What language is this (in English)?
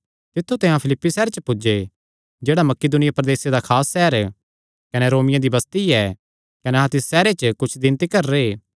Kangri